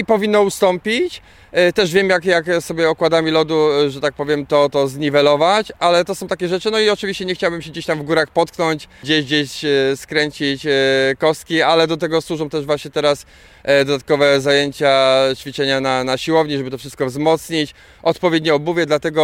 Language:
Polish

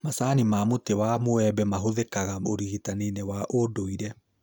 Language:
Kikuyu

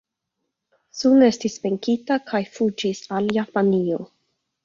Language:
Esperanto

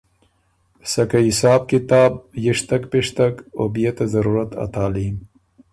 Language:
Ormuri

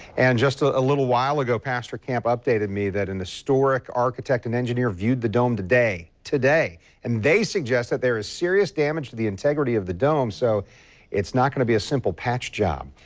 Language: English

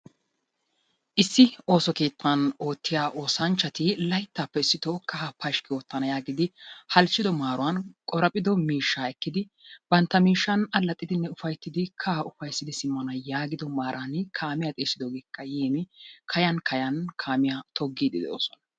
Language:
Wolaytta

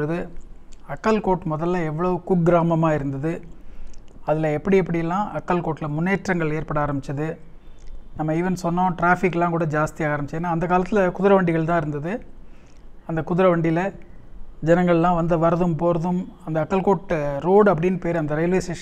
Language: Tamil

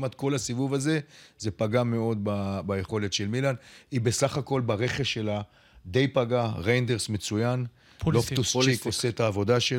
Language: Hebrew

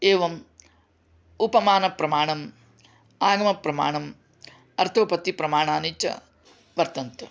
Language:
Sanskrit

